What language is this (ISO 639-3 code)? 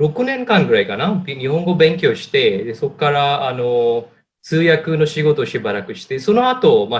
jpn